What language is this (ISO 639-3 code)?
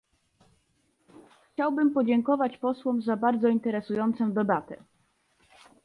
pol